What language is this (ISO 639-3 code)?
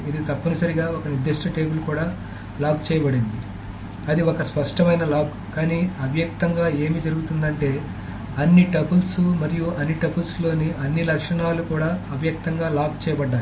tel